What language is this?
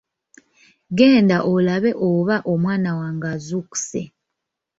Ganda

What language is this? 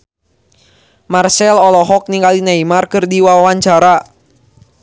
Sundanese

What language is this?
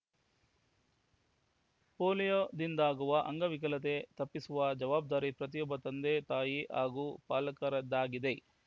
Kannada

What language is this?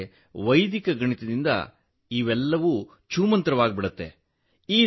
Kannada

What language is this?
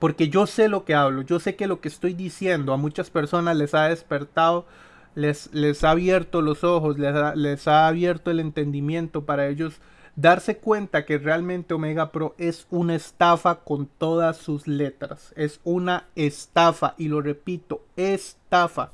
Spanish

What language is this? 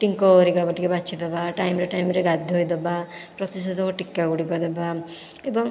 Odia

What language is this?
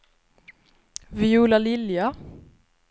Swedish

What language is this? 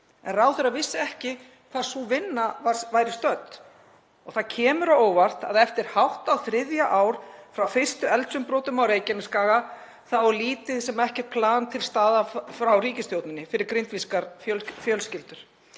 Icelandic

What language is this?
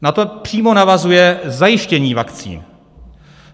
Czech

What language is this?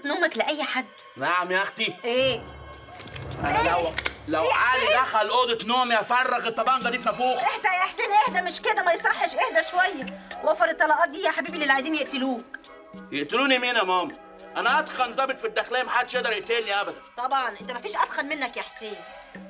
Arabic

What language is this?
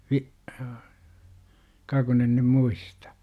Finnish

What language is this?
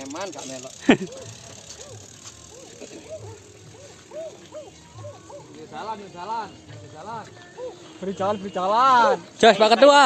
Indonesian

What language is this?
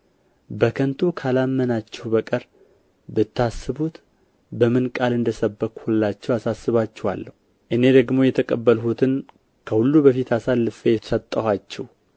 Amharic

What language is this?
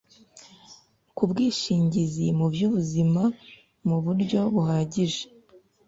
Kinyarwanda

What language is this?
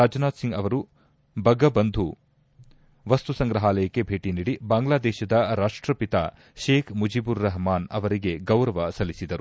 Kannada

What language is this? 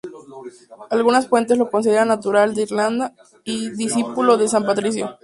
Spanish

